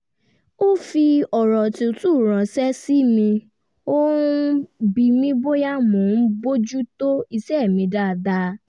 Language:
Yoruba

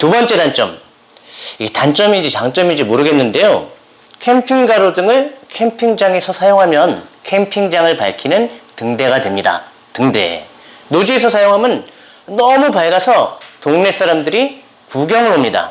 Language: Korean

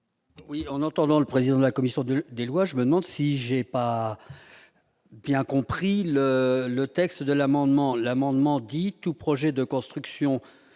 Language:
French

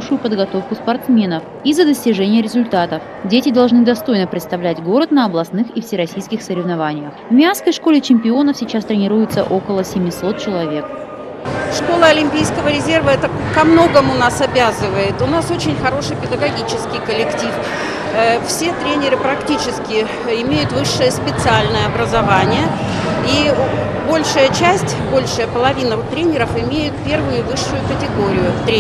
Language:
Russian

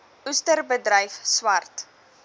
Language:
Afrikaans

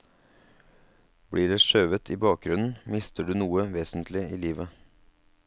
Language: Norwegian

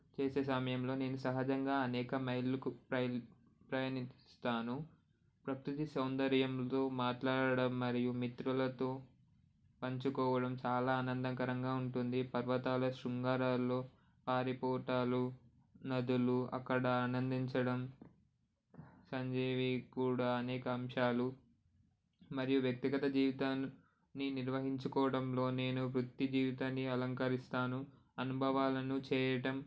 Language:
Telugu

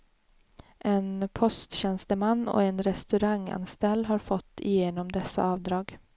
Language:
Swedish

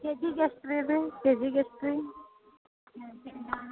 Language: Kannada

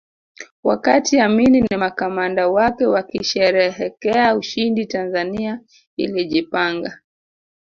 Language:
Swahili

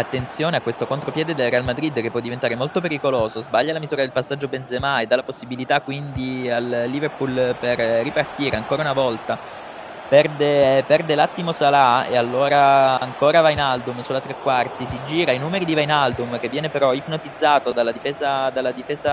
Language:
Italian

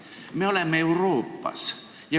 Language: Estonian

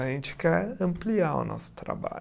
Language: Portuguese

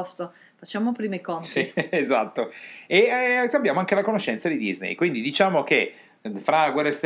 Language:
Italian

